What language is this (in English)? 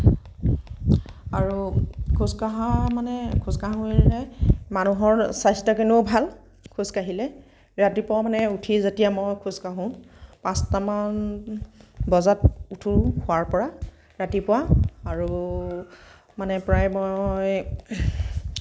Assamese